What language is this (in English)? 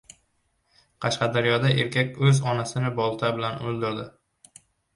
Uzbek